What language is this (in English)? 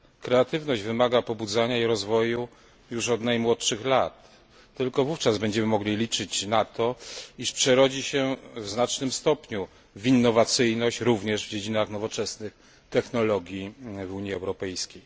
Polish